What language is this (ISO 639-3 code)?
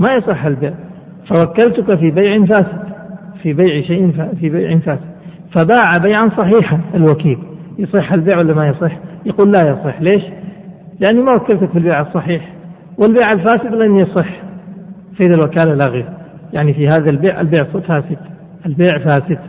ara